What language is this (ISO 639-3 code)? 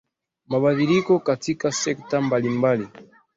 swa